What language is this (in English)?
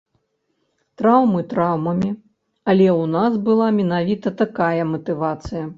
Belarusian